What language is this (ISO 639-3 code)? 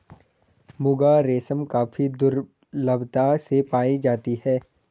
hin